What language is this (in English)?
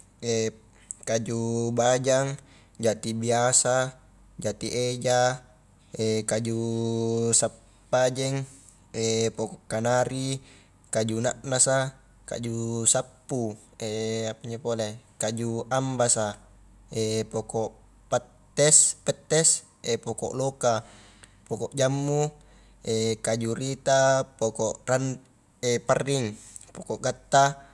Highland Konjo